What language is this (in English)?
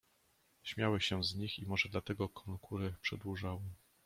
Polish